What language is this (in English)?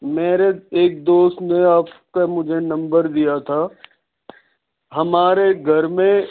Urdu